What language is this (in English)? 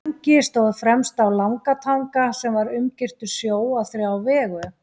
Icelandic